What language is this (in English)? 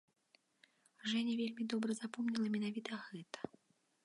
Belarusian